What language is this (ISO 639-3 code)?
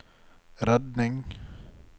nor